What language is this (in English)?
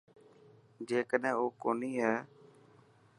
Dhatki